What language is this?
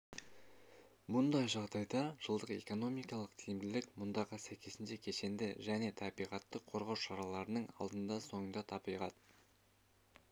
Kazakh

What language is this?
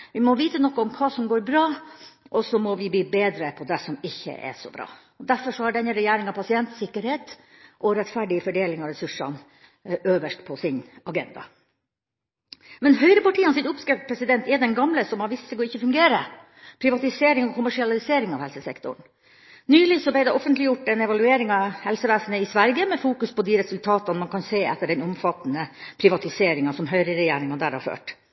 Norwegian Bokmål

